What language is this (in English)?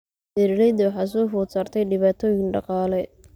Somali